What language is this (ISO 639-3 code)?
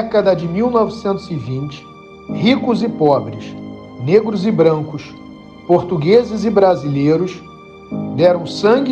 por